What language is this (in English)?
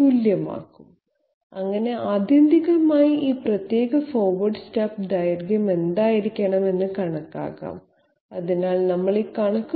Malayalam